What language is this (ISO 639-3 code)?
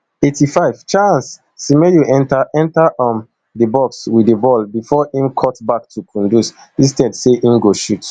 pcm